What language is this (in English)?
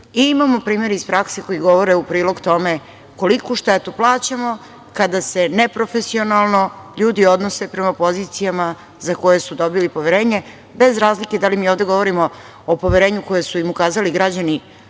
Serbian